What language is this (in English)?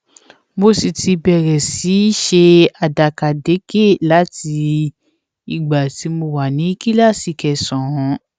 Yoruba